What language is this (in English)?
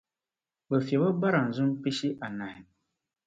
Dagbani